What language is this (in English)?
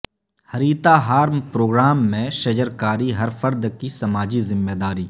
Urdu